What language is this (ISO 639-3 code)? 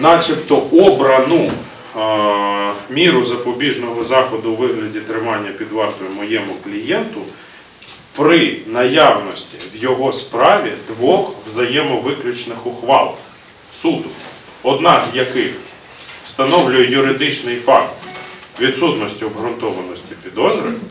ukr